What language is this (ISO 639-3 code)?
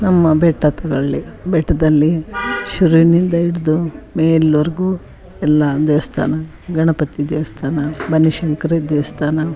kan